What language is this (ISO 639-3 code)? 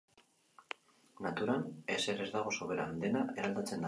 eus